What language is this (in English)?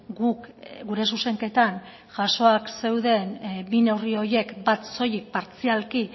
Basque